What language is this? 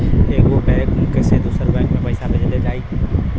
Bhojpuri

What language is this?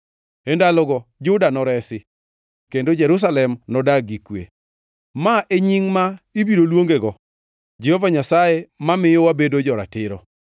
Luo (Kenya and Tanzania)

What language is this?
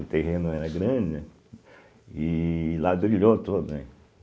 Portuguese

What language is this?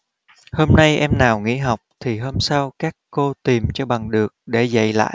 Vietnamese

